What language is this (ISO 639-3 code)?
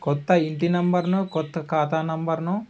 tel